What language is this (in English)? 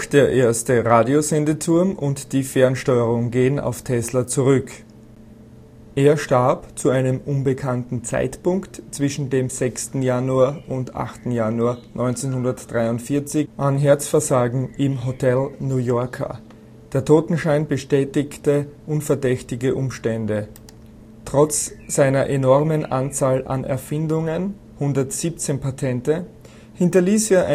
German